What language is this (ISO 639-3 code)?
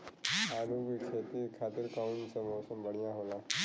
bho